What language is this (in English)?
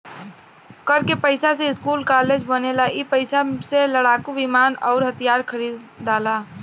Bhojpuri